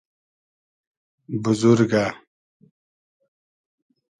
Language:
Hazaragi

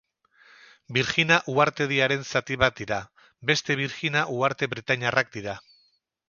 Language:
Basque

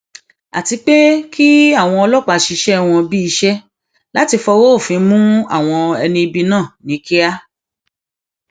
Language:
Yoruba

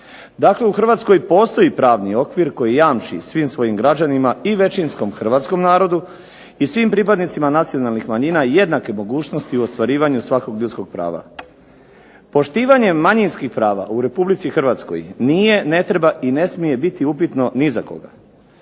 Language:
Croatian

